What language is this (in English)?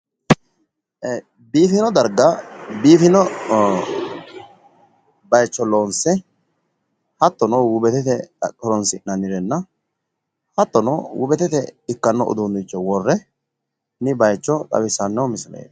Sidamo